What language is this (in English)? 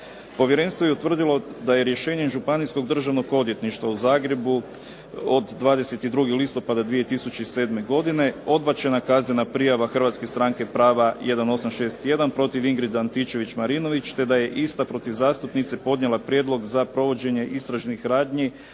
Croatian